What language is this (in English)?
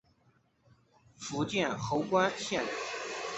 Chinese